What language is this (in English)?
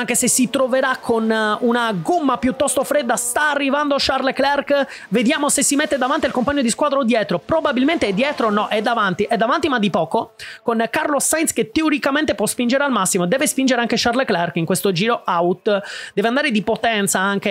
Italian